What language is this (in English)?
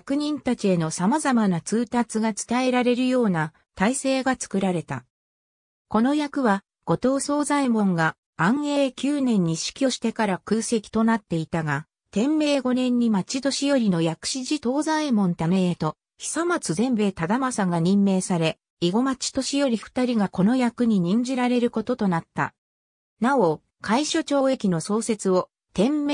Japanese